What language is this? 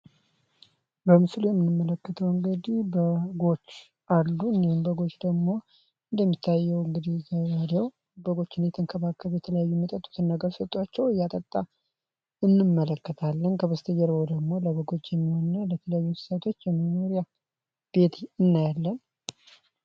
Amharic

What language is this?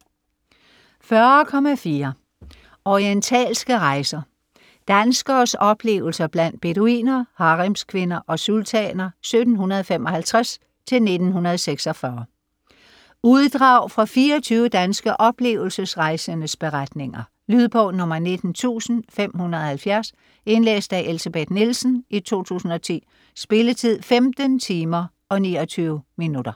Danish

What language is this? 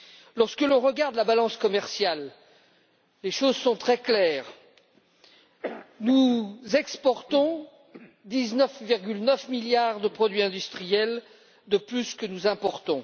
French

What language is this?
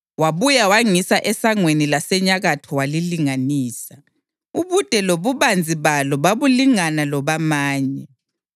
North Ndebele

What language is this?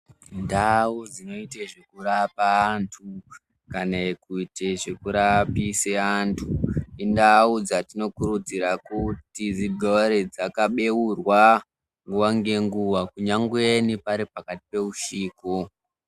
Ndau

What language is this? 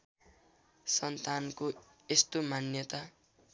Nepali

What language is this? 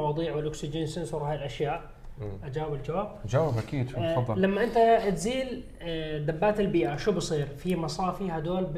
Arabic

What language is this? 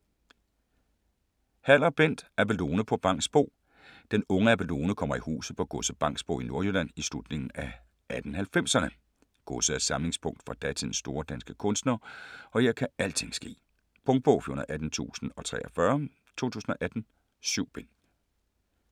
Danish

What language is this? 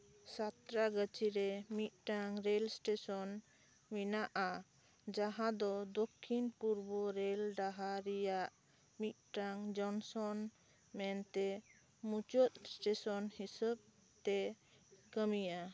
Santali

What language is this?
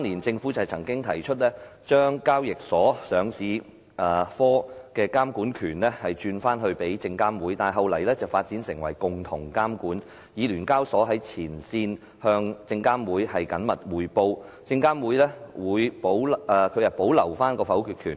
Cantonese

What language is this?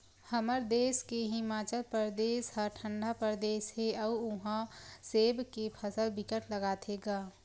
Chhattisgarhi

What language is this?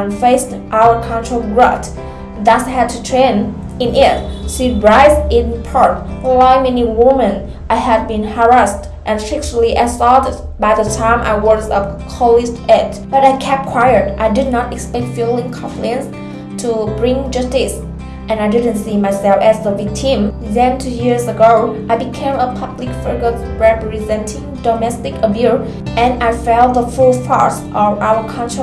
English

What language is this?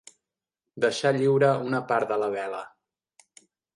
Catalan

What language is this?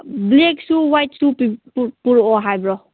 Manipuri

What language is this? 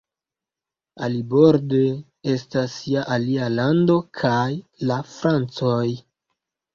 Esperanto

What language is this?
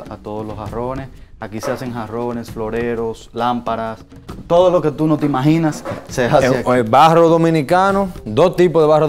Spanish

